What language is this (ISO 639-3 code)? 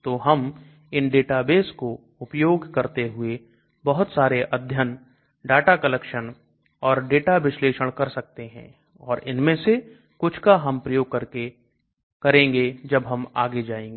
hin